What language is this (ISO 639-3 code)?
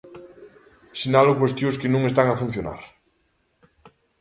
glg